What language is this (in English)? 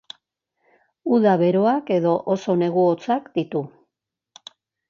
Basque